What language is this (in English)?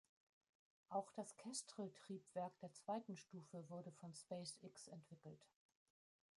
German